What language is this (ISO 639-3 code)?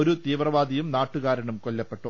mal